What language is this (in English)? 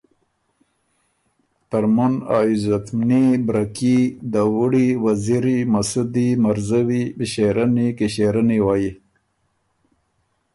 Ormuri